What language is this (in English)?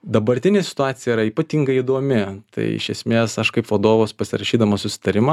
Lithuanian